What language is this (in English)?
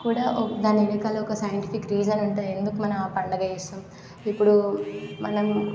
Telugu